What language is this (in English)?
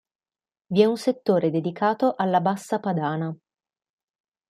Italian